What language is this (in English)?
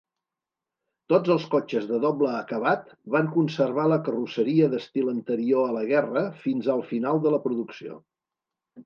Catalan